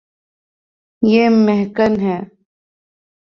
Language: Urdu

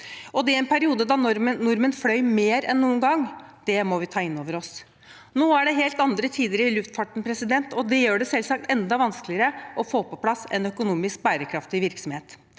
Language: Norwegian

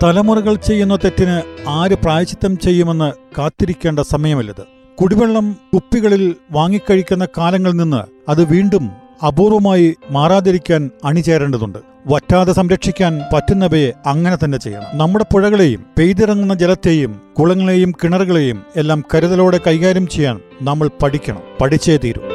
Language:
Malayalam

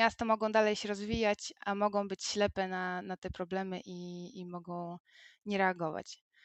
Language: Polish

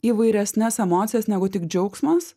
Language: Lithuanian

